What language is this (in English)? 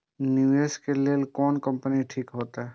Maithili